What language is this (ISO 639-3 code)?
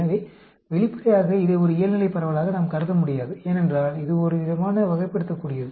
tam